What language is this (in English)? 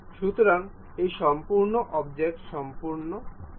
Bangla